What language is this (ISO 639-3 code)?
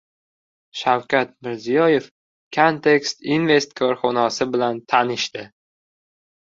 uzb